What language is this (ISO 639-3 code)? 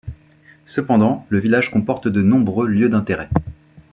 fra